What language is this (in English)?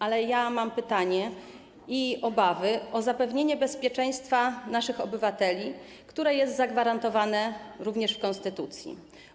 Polish